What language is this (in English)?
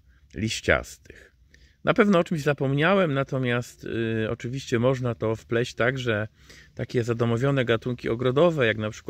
Polish